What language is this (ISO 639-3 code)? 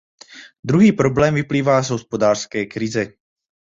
ces